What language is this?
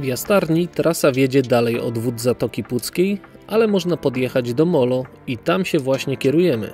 Polish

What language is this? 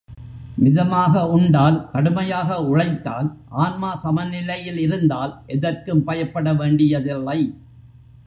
Tamil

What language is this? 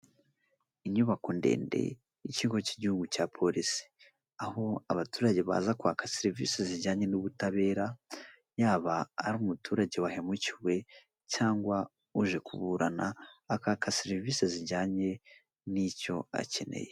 Kinyarwanda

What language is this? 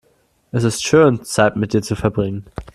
German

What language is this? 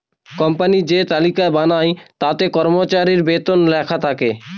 Bangla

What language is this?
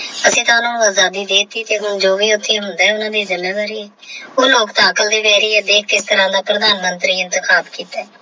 Punjabi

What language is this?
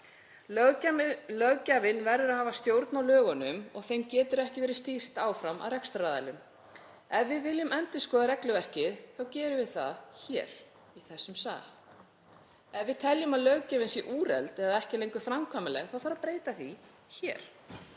Icelandic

